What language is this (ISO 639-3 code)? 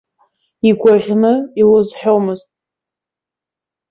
abk